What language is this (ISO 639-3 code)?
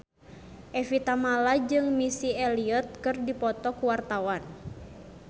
sun